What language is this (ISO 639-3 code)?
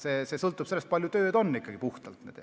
est